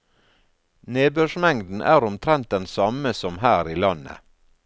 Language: Norwegian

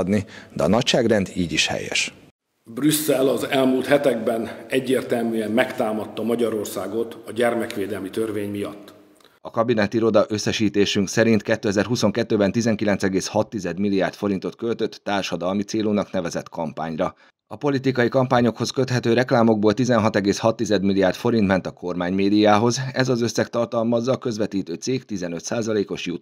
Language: Hungarian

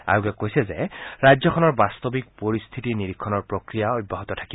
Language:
Assamese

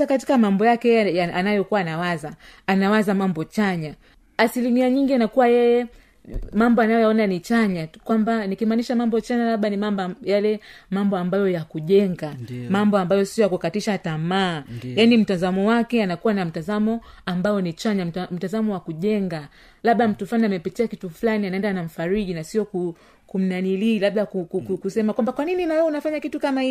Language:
Swahili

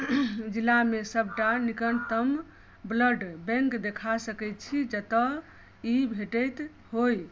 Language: Maithili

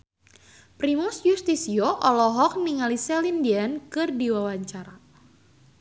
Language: Sundanese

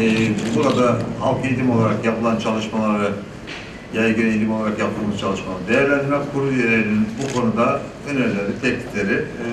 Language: Turkish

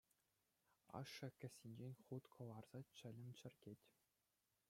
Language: Chuvash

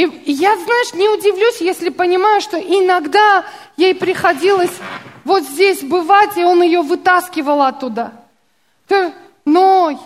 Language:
Russian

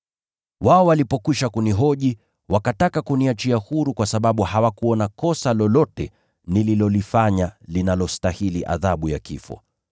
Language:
Swahili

